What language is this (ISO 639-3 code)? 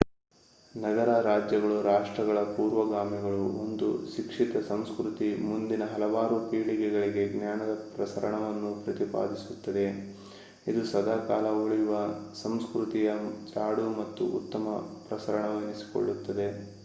kan